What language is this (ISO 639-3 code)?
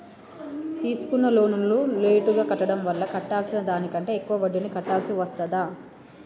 tel